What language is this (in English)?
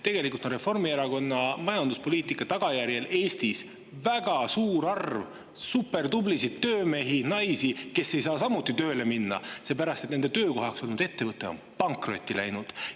Estonian